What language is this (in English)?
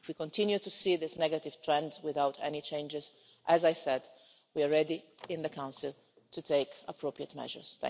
English